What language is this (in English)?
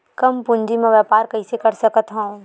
Chhattisgarhi